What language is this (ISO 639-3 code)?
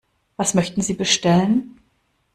deu